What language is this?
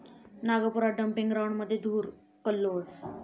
Marathi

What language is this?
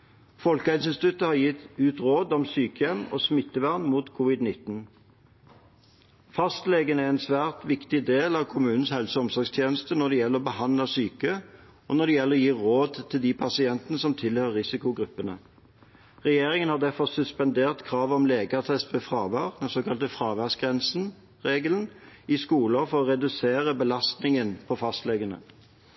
Norwegian Bokmål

